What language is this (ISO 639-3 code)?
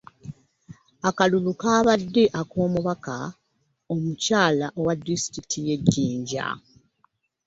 lug